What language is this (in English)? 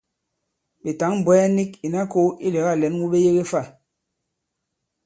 Bankon